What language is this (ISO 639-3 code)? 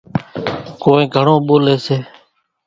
gjk